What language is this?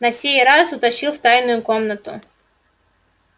Russian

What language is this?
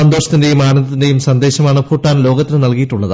Malayalam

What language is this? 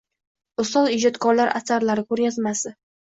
Uzbek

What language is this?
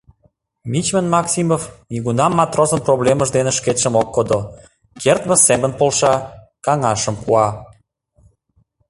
Mari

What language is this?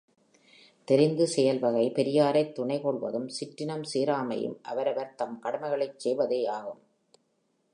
Tamil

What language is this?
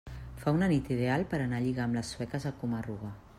Catalan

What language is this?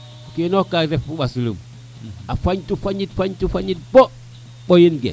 Serer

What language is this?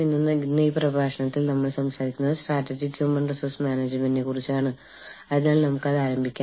Malayalam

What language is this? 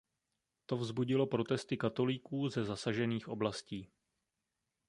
Czech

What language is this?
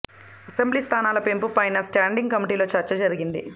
Telugu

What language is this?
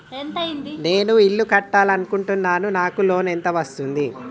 Telugu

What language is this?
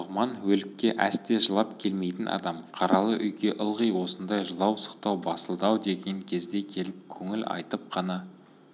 Kazakh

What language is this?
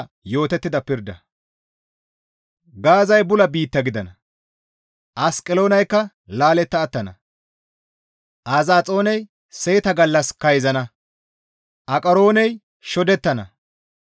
Gamo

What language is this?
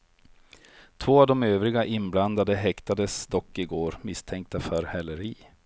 Swedish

